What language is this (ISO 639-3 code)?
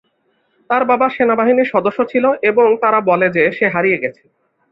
ben